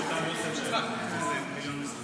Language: Hebrew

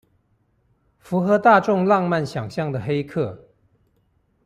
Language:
Chinese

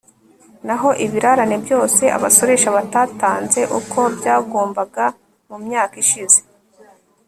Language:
Kinyarwanda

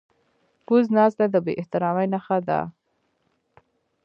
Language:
Pashto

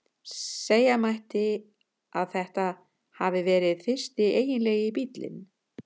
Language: Icelandic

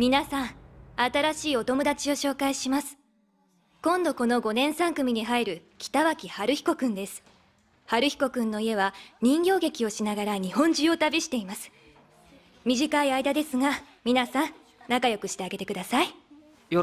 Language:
Japanese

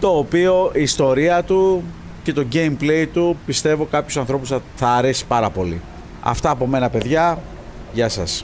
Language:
Greek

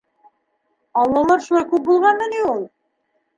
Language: Bashkir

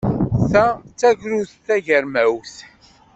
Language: Kabyle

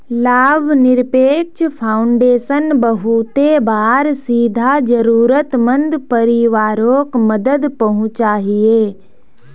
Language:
Magahi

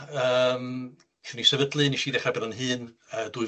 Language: Welsh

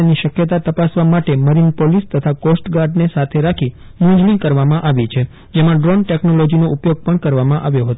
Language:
Gujarati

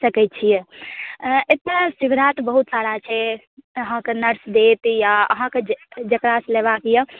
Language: Maithili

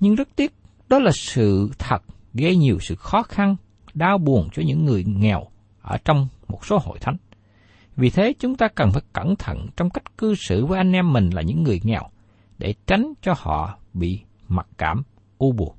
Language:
Vietnamese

